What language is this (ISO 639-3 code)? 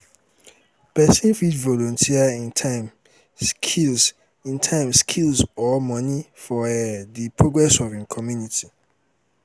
pcm